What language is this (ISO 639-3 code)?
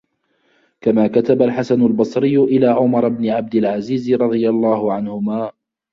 ara